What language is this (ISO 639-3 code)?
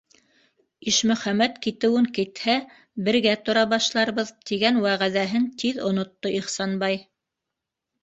bak